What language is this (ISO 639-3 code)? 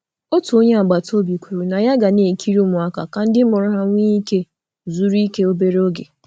ibo